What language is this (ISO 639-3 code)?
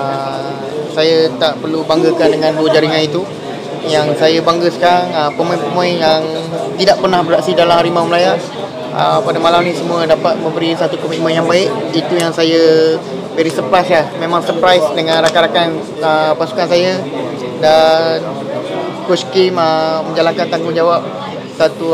msa